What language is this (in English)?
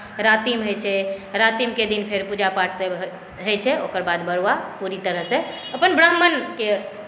Maithili